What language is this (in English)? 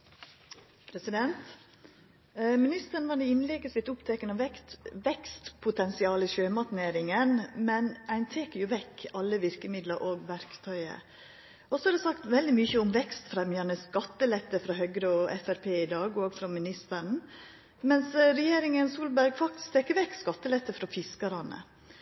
Norwegian